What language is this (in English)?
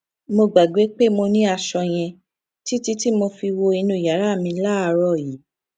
Yoruba